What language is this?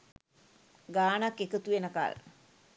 Sinhala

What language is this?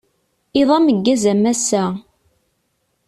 Kabyle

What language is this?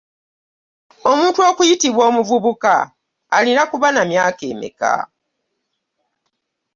Ganda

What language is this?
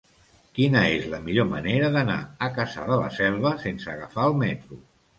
Catalan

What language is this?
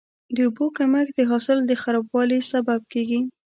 Pashto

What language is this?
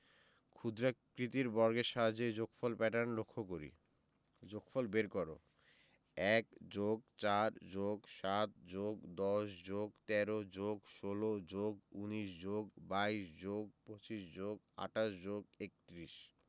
Bangla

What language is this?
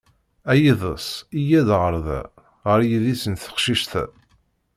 Kabyle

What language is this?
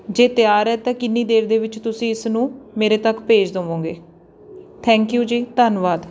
Punjabi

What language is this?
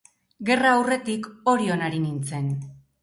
Basque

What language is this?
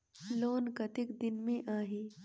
Chhattisgarhi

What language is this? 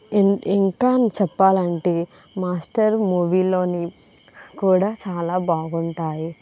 Telugu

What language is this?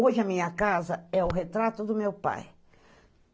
Portuguese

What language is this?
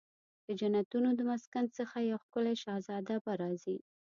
Pashto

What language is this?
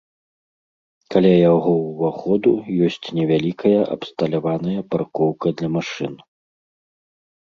Belarusian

